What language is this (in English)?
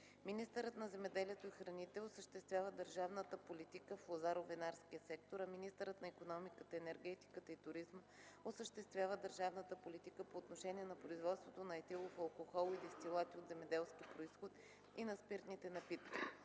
Bulgarian